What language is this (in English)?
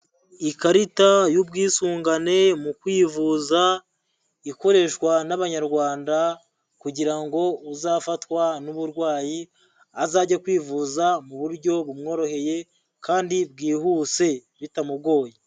Kinyarwanda